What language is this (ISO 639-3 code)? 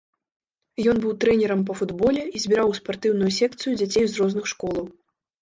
bel